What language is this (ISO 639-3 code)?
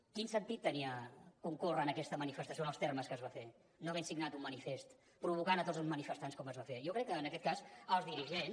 cat